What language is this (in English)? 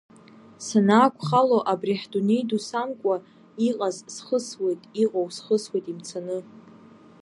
Abkhazian